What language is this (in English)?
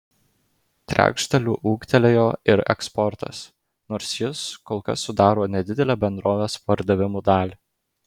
Lithuanian